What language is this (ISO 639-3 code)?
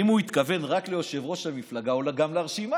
heb